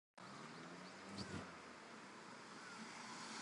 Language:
English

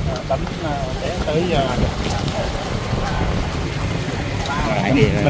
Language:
Vietnamese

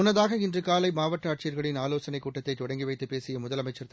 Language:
Tamil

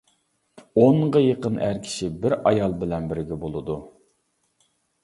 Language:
Uyghur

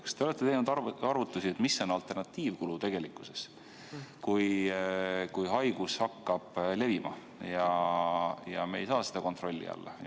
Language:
Estonian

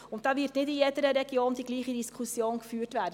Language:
Swiss German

